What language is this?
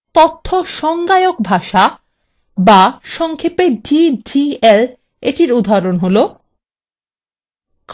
Bangla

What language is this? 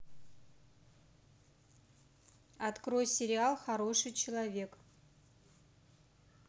Russian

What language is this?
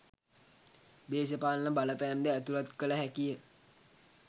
Sinhala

